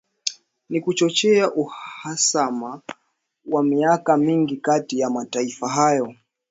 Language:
Swahili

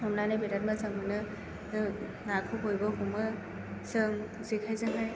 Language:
Bodo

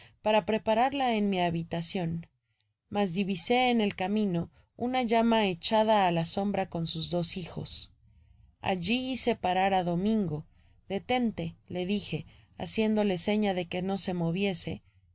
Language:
Spanish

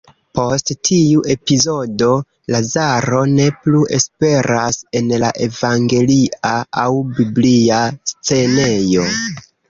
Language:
Esperanto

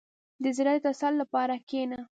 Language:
Pashto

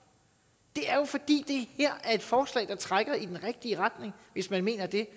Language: Danish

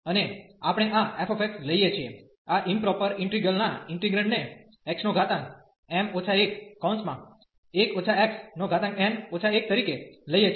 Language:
Gujarati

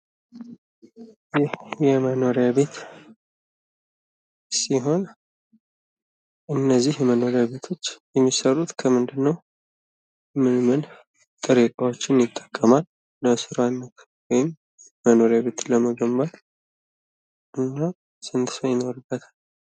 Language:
Amharic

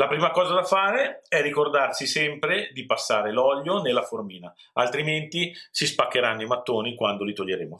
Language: Italian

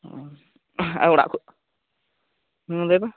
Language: Santali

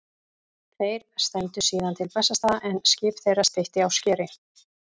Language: Icelandic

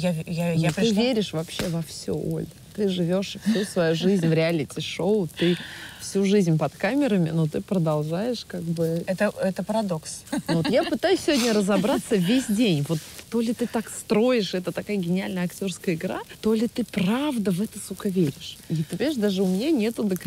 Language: Russian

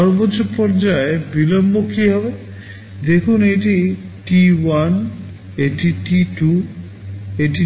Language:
Bangla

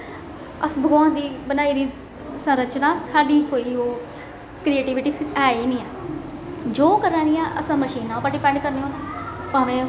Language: Dogri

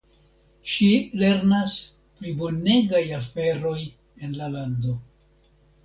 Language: Esperanto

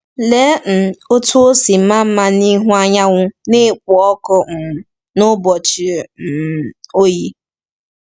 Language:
Igbo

